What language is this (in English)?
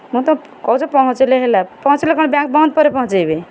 Odia